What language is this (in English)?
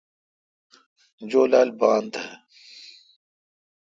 Kalkoti